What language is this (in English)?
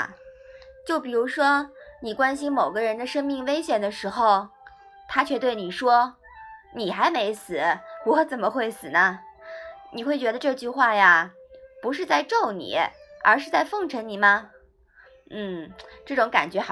Chinese